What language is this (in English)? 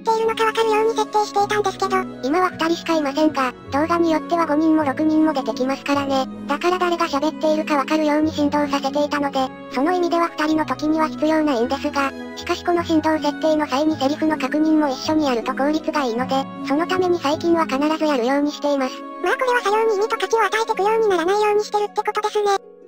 Japanese